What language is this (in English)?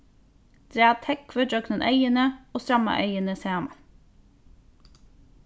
Faroese